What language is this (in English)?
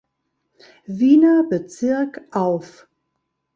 German